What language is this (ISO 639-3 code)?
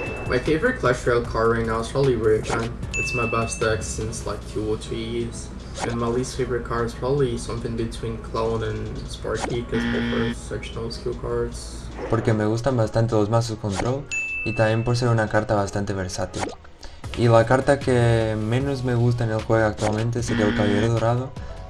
eng